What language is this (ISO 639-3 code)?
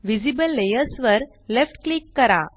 mar